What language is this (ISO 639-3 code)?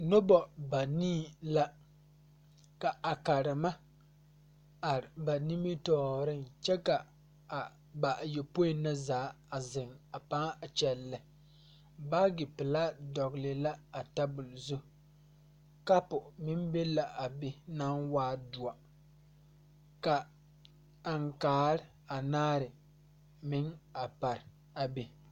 dga